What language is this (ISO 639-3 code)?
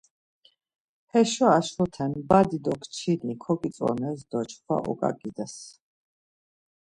lzz